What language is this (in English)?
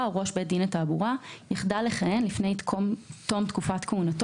Hebrew